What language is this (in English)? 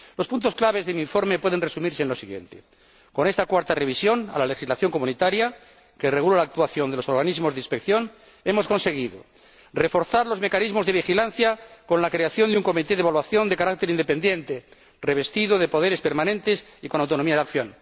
Spanish